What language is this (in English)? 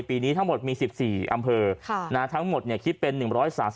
Thai